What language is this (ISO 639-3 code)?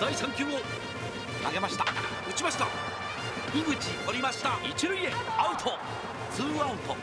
jpn